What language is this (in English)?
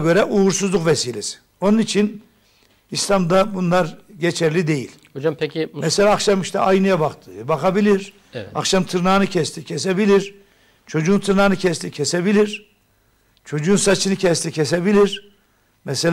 Turkish